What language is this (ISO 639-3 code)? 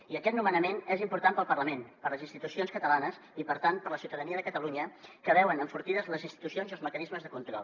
cat